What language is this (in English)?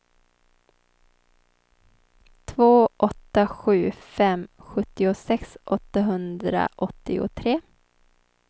Swedish